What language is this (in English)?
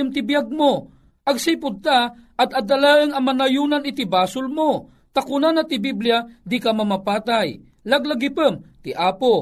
Filipino